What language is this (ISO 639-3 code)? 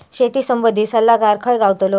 mar